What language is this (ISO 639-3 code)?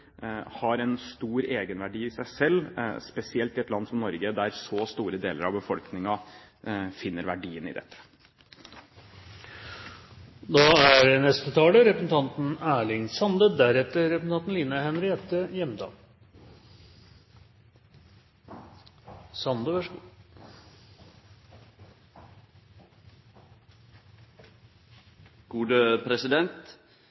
nor